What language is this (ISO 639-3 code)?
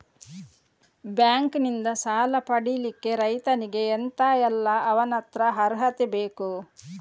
kan